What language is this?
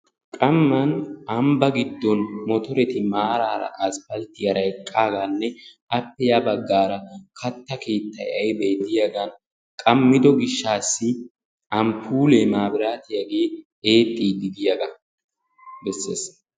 Wolaytta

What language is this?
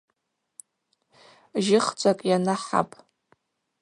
Abaza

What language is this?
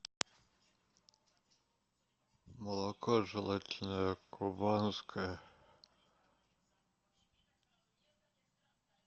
Russian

